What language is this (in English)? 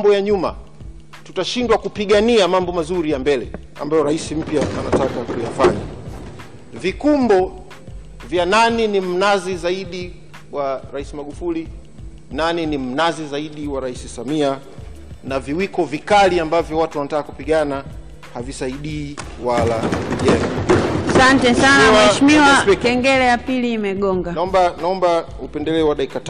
Swahili